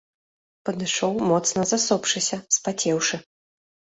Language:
Belarusian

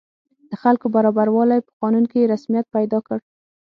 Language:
Pashto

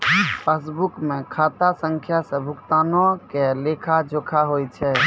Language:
Maithili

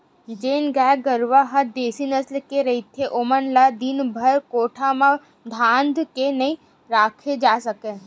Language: Chhattisgarhi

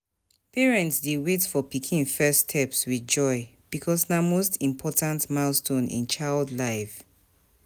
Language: Nigerian Pidgin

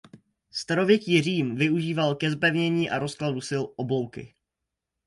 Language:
Czech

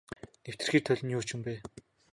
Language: Mongolian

